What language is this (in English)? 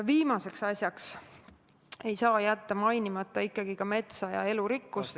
Estonian